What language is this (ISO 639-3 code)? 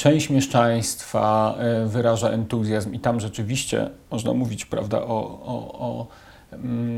pol